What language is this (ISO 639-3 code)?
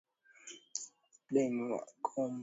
swa